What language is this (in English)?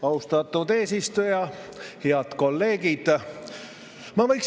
Estonian